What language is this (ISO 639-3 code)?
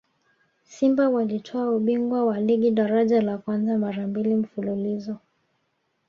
swa